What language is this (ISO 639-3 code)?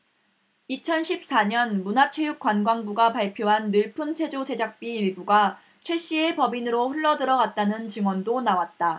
kor